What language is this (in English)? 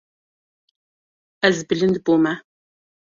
Kurdish